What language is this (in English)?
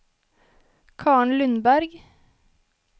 Norwegian